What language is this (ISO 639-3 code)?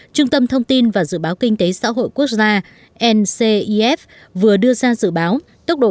vie